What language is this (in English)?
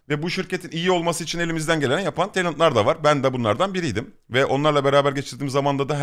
Turkish